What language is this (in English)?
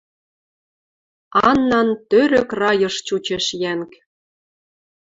Western Mari